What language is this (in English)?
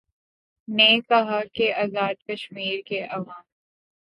Urdu